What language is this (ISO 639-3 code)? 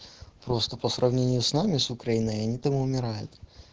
rus